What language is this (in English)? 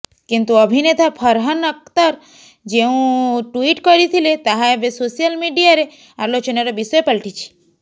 Odia